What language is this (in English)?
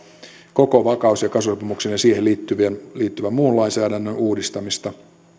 Finnish